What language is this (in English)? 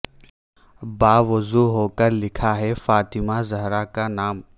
Urdu